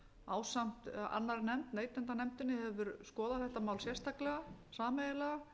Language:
Icelandic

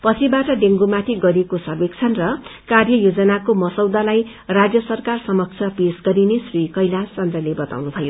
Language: Nepali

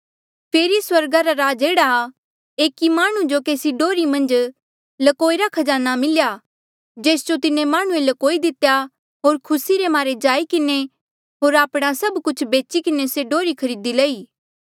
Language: Mandeali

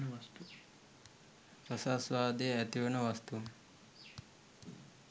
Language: Sinhala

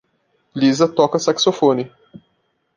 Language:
Portuguese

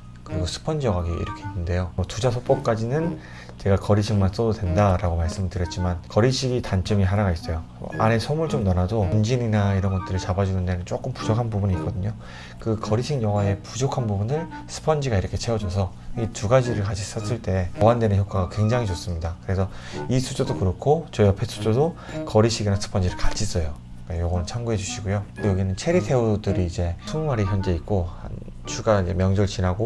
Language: Korean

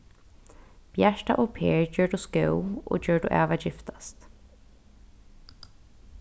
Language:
Faroese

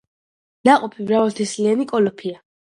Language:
Georgian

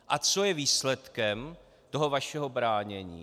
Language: Czech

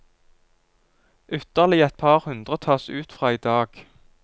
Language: Norwegian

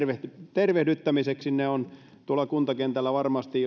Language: Finnish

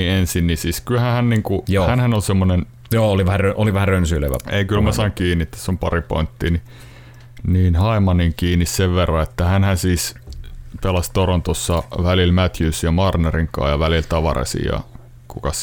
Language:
Finnish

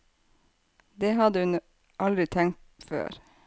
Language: Norwegian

